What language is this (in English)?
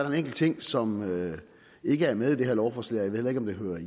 Danish